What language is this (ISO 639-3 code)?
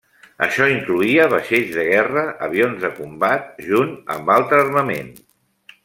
cat